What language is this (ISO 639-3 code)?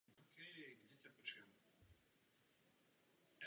ces